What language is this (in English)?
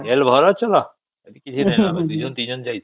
Odia